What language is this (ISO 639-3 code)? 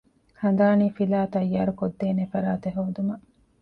div